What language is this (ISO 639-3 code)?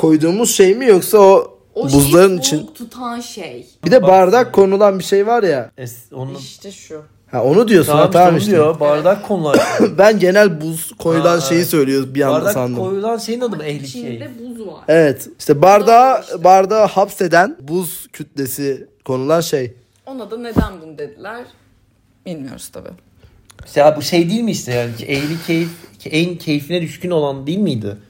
tur